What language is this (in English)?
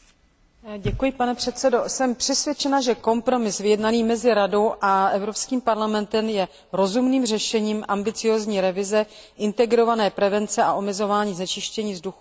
Czech